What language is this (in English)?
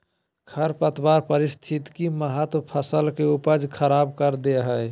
Magahi